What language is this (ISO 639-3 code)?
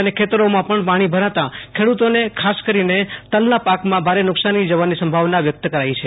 guj